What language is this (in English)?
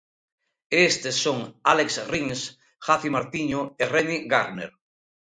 Galician